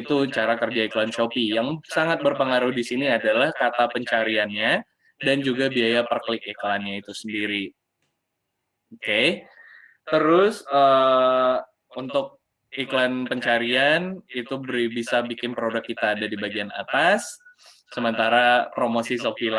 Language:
Indonesian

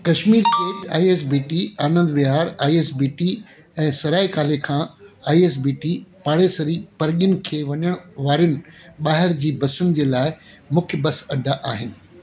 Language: Sindhi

